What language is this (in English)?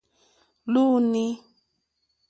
Mokpwe